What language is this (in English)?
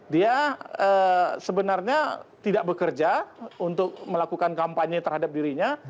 Indonesian